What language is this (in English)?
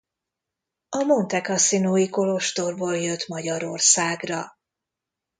Hungarian